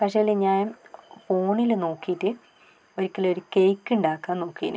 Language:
Malayalam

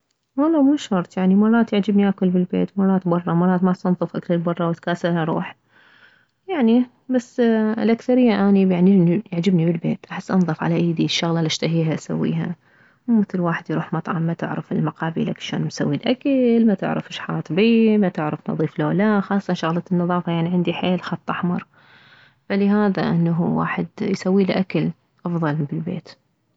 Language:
Mesopotamian Arabic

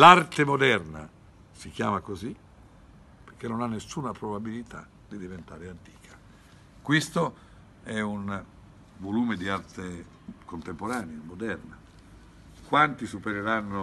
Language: Italian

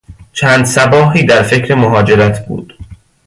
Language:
Persian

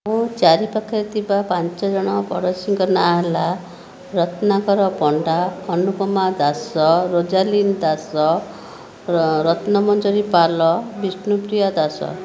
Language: Odia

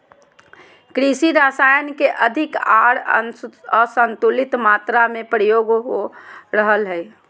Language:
Magahi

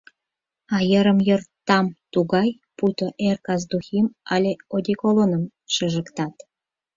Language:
Mari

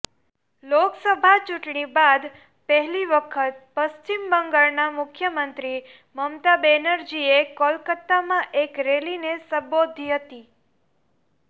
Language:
Gujarati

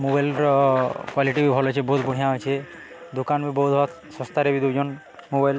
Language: Odia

